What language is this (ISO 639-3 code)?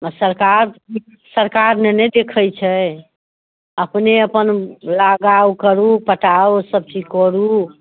mai